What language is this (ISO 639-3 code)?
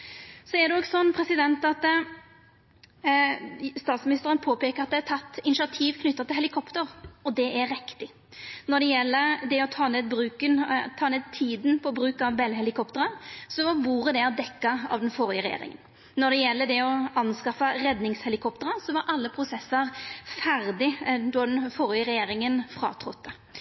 nno